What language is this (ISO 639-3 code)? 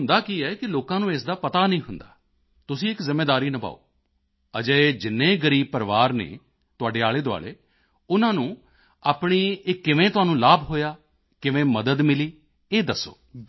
pan